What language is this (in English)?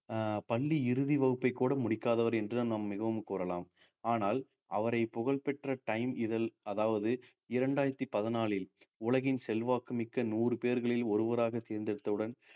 Tamil